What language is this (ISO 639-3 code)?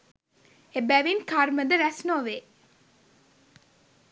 sin